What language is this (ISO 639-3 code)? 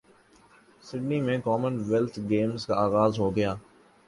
urd